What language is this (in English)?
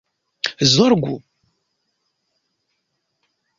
Esperanto